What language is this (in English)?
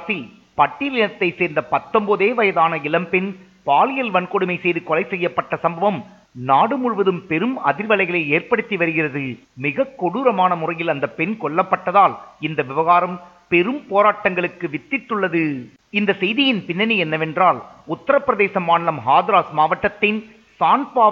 Tamil